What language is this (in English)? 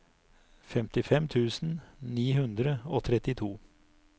Norwegian